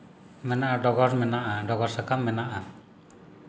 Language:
Santali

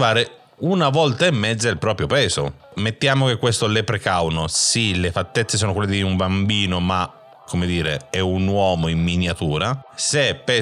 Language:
Italian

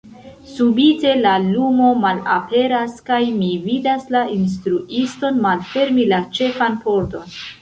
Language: Esperanto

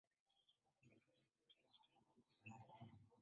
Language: Swahili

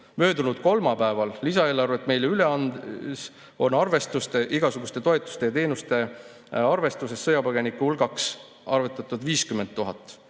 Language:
Estonian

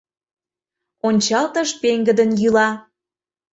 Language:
Mari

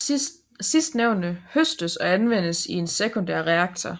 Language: Danish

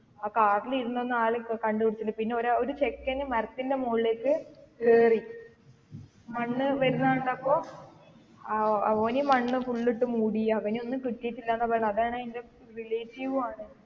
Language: Malayalam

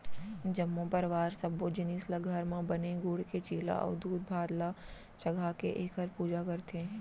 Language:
Chhattisgarhi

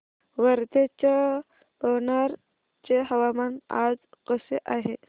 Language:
Marathi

